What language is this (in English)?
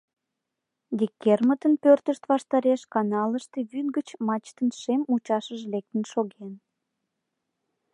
Mari